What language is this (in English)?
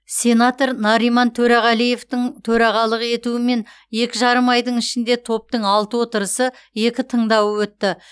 Kazakh